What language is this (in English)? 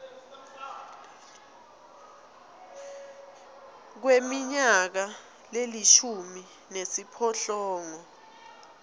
Swati